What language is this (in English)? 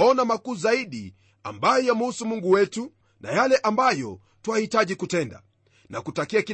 Swahili